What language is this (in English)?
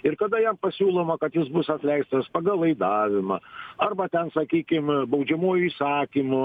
Lithuanian